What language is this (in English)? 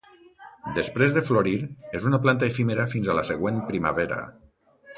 Catalan